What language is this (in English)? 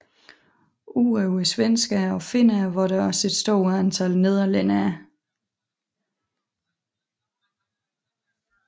Danish